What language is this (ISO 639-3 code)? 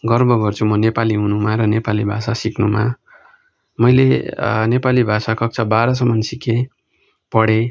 nep